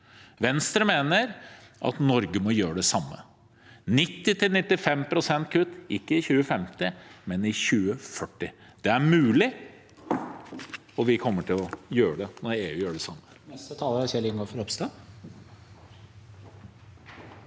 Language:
Norwegian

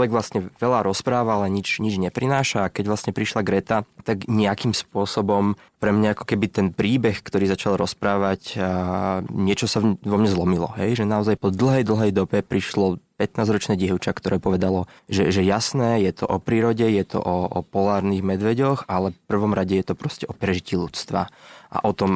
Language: Slovak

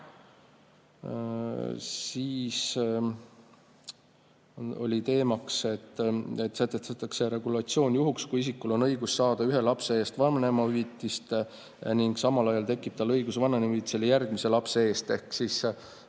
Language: Estonian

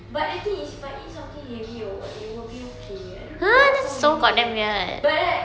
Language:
English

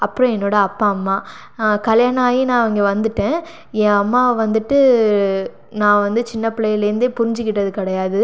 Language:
Tamil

